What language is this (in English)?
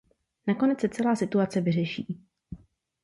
Czech